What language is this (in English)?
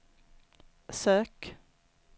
Swedish